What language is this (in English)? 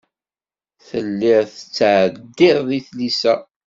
Kabyle